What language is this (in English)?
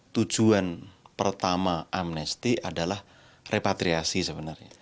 Indonesian